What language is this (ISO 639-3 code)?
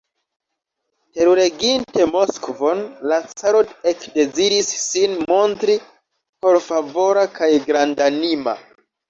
epo